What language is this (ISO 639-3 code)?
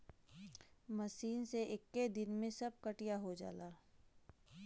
bho